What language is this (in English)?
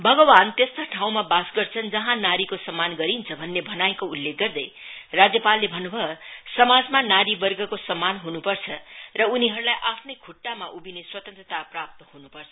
Nepali